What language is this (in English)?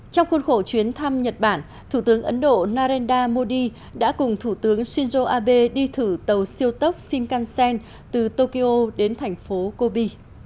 Vietnamese